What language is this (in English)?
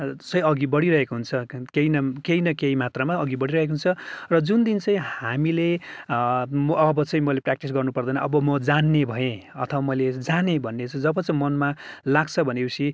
Nepali